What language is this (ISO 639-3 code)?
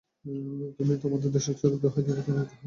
ben